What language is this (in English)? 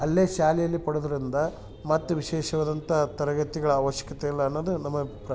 Kannada